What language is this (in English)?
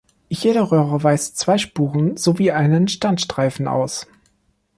German